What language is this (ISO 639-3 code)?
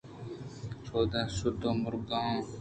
bgp